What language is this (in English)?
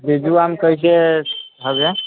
Maithili